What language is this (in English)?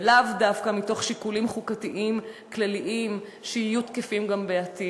Hebrew